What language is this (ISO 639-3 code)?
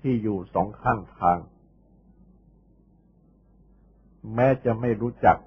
tha